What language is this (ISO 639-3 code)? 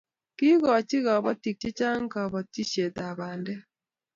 kln